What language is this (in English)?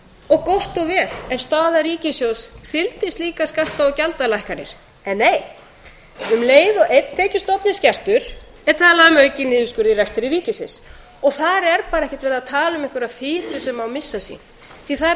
Icelandic